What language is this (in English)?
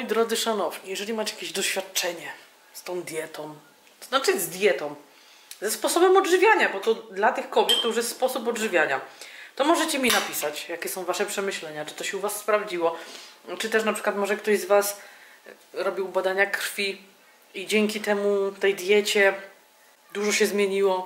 Polish